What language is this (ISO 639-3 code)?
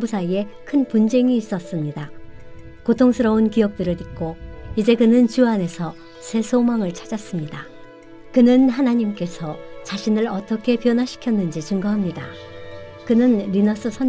kor